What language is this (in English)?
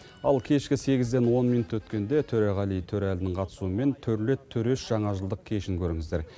Kazakh